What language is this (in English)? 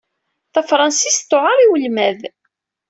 Kabyle